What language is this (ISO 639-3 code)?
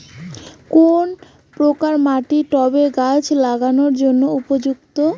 ben